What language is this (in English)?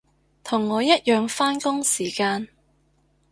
Cantonese